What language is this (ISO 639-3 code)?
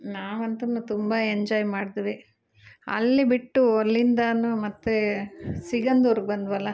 kan